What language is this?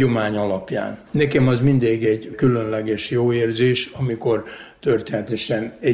Hungarian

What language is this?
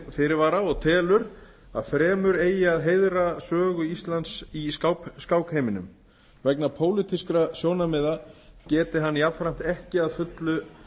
Icelandic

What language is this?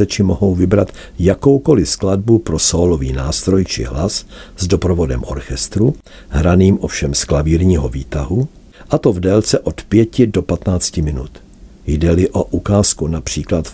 Czech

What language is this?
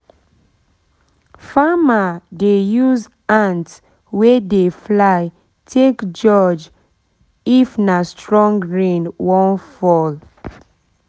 Nigerian Pidgin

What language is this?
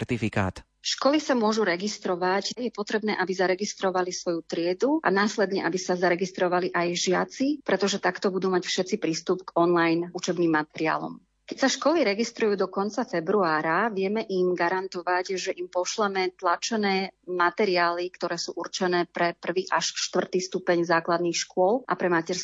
Slovak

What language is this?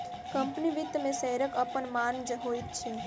Maithili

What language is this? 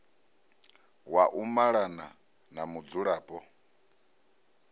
Venda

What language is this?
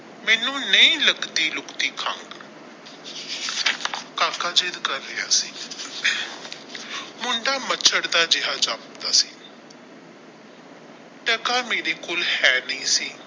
Punjabi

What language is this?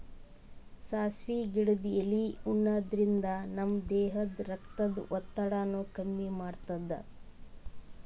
Kannada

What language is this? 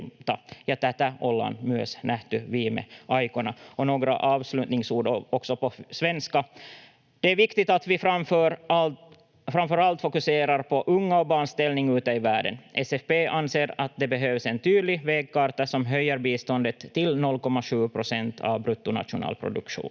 Finnish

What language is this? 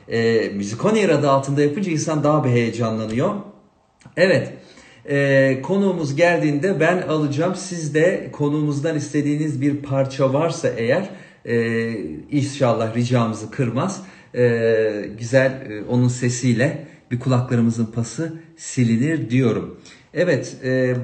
Turkish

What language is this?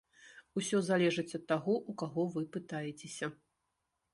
Belarusian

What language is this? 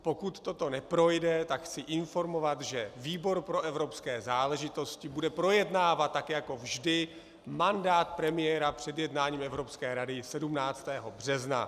Czech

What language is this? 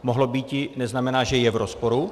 Czech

